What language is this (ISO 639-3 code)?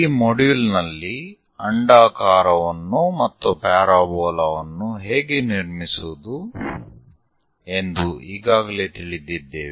kan